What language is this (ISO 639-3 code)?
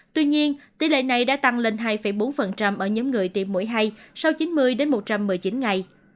vie